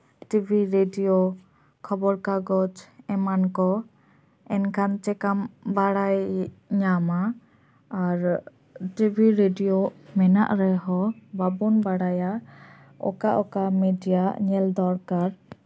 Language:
Santali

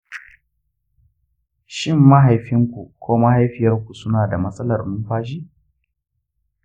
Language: Hausa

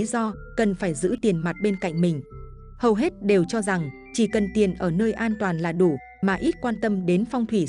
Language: Vietnamese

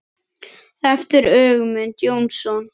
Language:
Icelandic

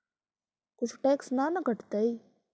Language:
Magahi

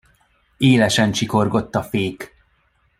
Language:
Hungarian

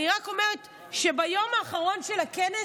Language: Hebrew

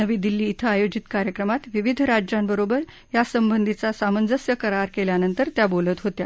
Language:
Marathi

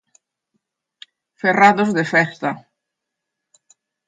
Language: Galician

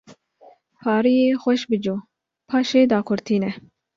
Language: Kurdish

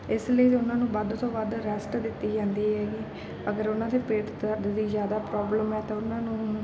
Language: Punjabi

